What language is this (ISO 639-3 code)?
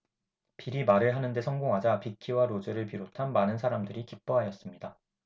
kor